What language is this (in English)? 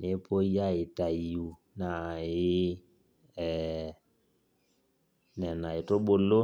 Masai